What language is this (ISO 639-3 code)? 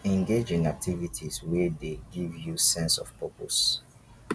pcm